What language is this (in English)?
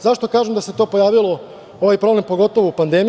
Serbian